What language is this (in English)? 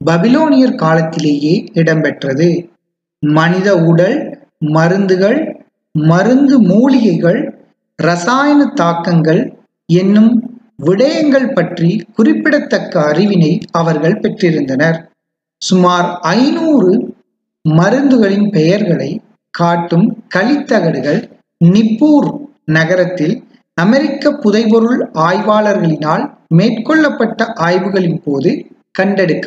Tamil